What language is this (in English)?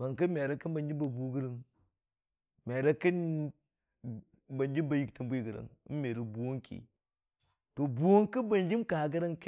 Dijim-Bwilim